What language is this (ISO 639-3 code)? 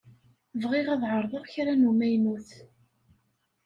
kab